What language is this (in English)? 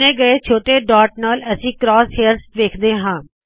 Punjabi